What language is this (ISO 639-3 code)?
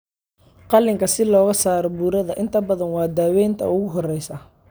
som